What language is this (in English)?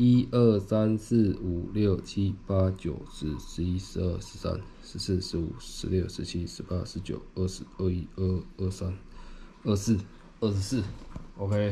Chinese